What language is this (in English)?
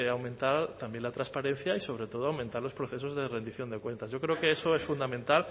Spanish